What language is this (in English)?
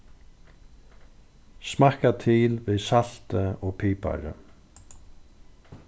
Faroese